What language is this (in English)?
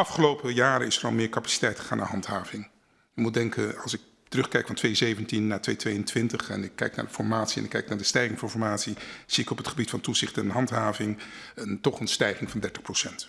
Dutch